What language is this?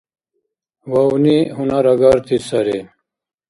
Dargwa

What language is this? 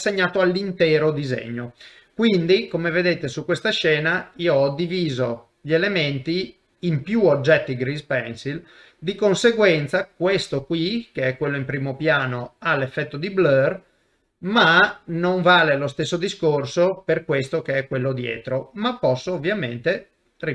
Italian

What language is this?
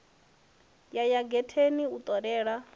Venda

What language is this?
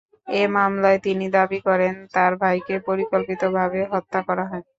Bangla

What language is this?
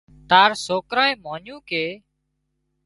Wadiyara Koli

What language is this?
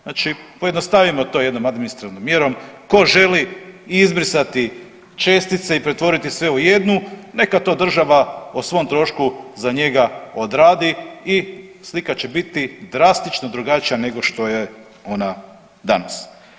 Croatian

